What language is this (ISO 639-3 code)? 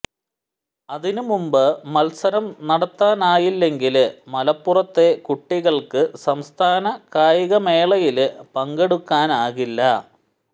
mal